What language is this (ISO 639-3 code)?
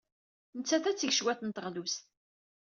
kab